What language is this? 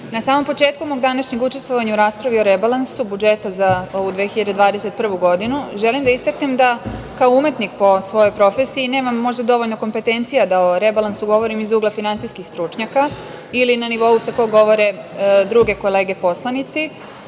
Serbian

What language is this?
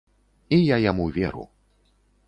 Belarusian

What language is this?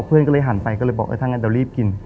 Thai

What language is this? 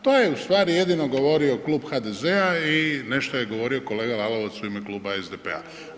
Croatian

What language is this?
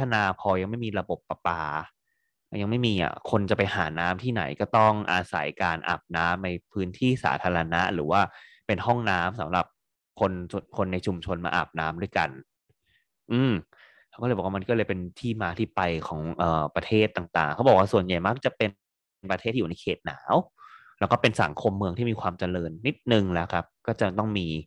Thai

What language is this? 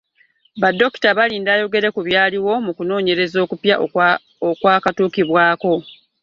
Ganda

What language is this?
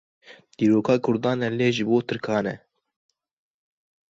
Kurdish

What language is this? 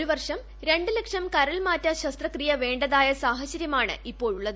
Malayalam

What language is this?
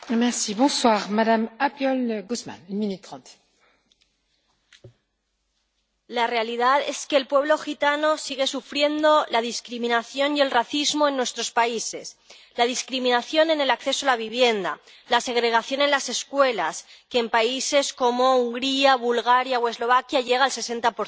Spanish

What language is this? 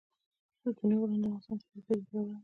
Pashto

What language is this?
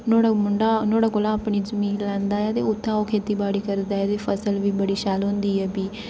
Dogri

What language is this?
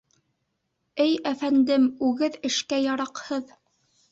Bashkir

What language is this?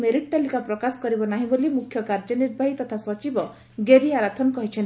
Odia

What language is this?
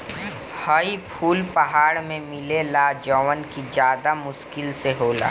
Bhojpuri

